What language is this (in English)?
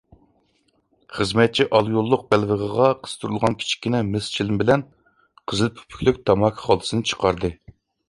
Uyghur